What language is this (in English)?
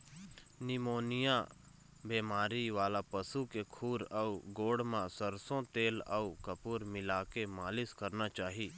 Chhattisgarhi